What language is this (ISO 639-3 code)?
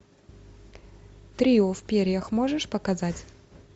rus